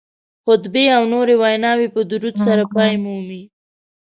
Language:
Pashto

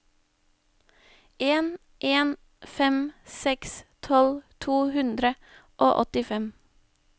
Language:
Norwegian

